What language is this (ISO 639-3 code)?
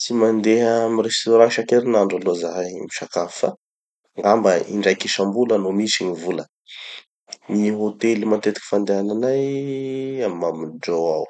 txy